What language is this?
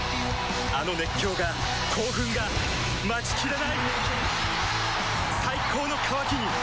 Japanese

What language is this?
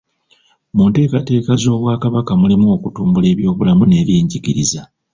Ganda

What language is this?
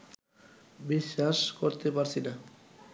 Bangla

